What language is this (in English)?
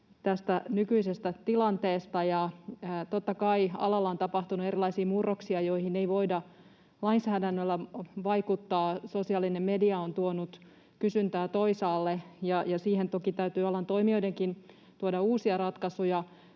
Finnish